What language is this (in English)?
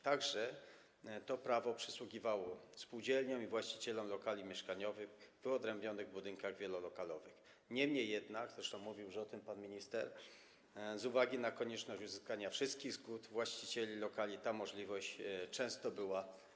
Polish